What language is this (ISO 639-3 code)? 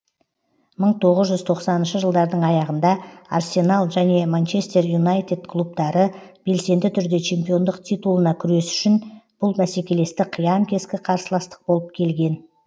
kaz